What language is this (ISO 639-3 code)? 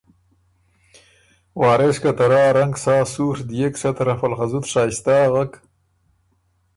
oru